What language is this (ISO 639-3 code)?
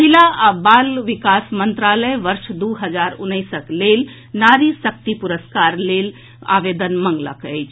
mai